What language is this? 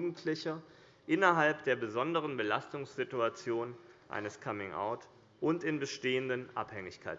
German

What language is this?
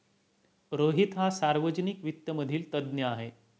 Marathi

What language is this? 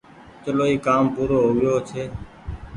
Goaria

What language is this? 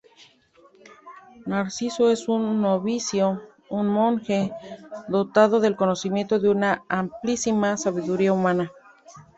Spanish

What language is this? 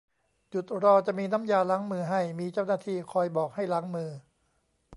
Thai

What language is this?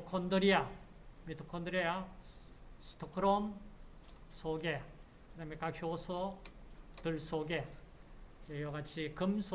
Korean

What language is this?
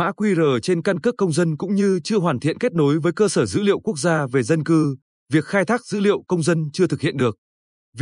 Vietnamese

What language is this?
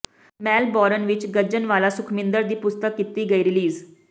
Punjabi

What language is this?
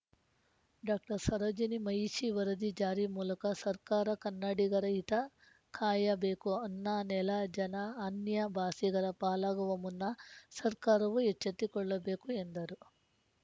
Kannada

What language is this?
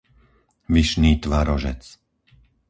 Slovak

